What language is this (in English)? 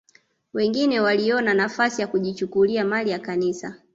Swahili